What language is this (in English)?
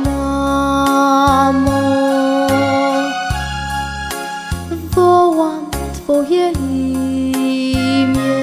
Polish